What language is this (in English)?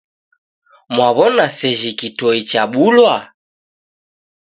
Taita